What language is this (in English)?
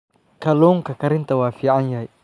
Somali